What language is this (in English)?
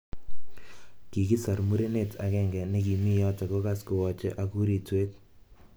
Kalenjin